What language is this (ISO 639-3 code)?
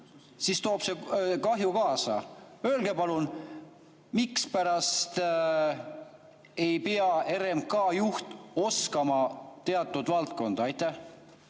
est